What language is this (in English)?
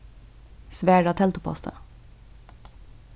Faroese